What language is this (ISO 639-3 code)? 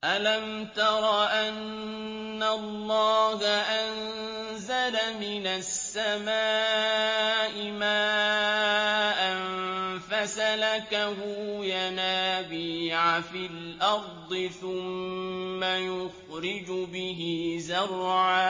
ara